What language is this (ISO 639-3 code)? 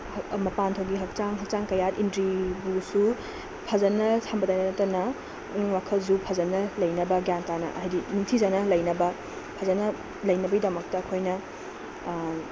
mni